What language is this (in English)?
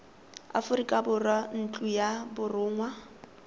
Tswana